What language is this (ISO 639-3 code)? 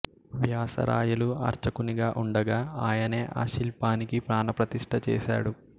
tel